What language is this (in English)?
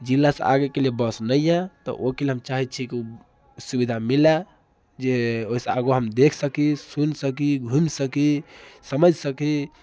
Maithili